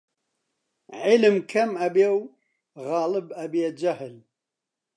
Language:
Central Kurdish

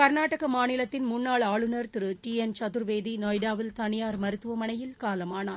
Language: Tamil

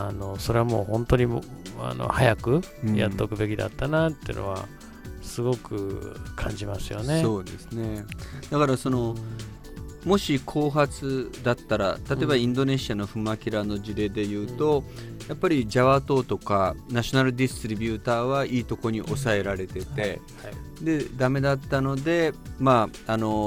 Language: Japanese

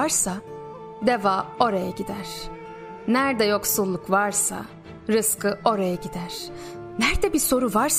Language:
Turkish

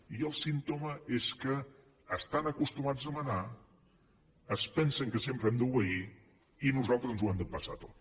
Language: Catalan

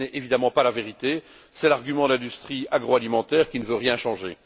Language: French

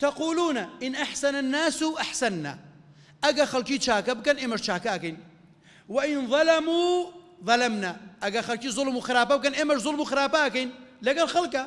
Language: Arabic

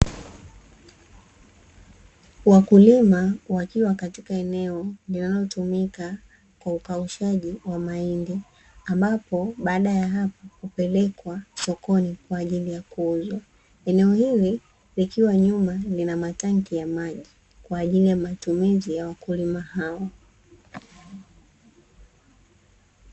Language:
Swahili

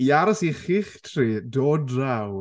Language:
Welsh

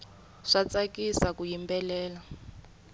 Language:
Tsonga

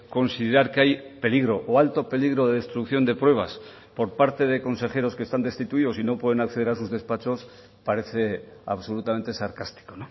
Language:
Spanish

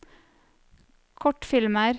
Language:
Norwegian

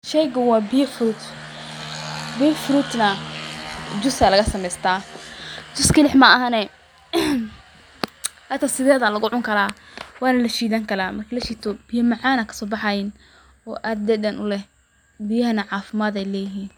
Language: Somali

